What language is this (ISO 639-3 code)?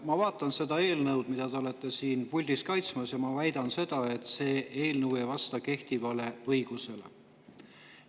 est